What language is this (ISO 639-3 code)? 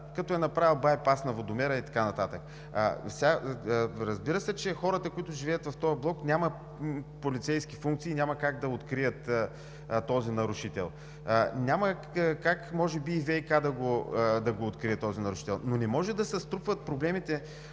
bul